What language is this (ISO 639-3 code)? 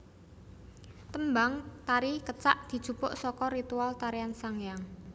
jav